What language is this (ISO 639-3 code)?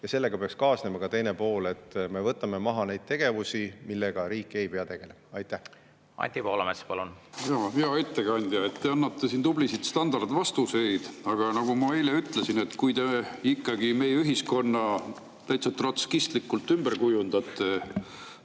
est